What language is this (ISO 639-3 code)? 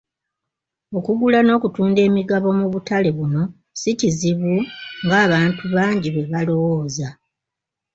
lug